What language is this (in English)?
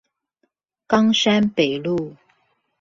Chinese